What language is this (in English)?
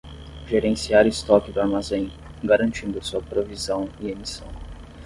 Portuguese